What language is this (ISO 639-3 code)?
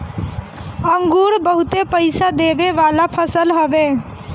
bho